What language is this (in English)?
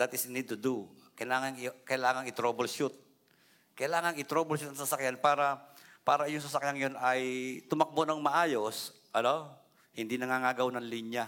Filipino